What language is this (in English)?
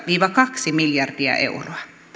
Finnish